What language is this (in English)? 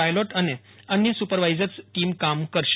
Gujarati